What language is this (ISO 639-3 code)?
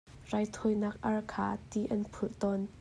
cnh